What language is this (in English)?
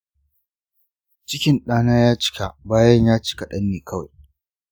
Hausa